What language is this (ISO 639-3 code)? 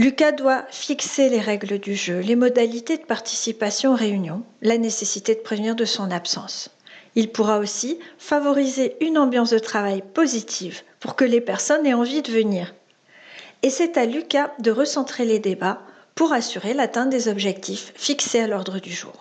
fra